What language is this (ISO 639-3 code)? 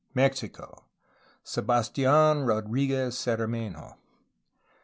eng